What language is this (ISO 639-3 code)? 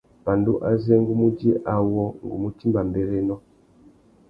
bag